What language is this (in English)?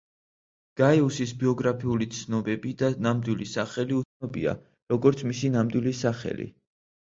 Georgian